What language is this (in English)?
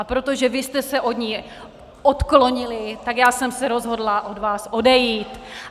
Czech